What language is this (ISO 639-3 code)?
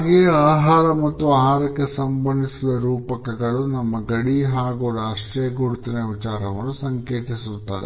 kan